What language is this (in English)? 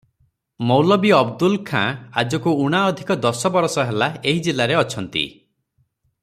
Odia